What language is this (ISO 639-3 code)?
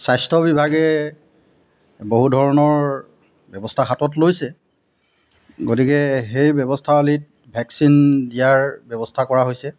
asm